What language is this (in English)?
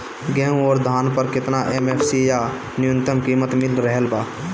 Bhojpuri